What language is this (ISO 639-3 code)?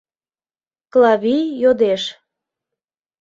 chm